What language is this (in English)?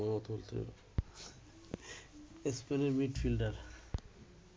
Bangla